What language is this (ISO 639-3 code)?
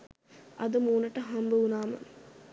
sin